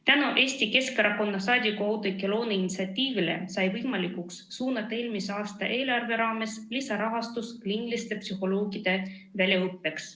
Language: Estonian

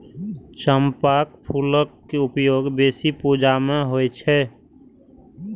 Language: Maithili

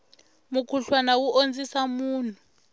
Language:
Tsonga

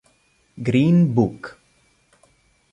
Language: Italian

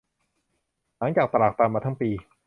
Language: Thai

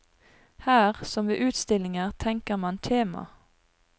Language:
Norwegian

